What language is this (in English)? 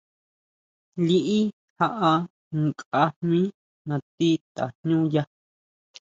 Huautla Mazatec